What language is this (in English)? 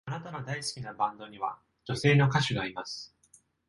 Japanese